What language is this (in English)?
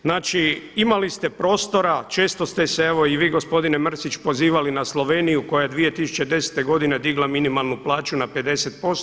Croatian